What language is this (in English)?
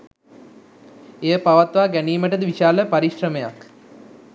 Sinhala